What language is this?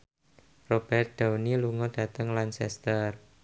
Javanese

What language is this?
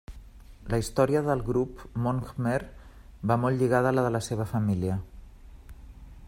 Catalan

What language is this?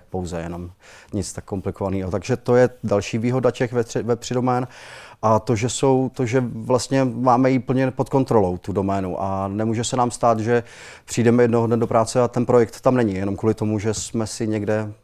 Czech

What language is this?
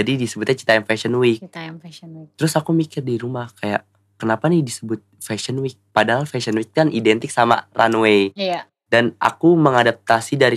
Indonesian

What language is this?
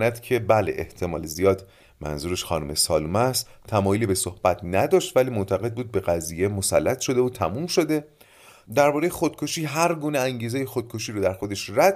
Persian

